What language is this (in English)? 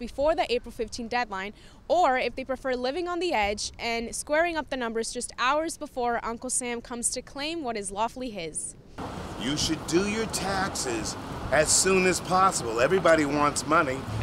English